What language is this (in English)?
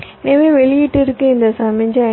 Tamil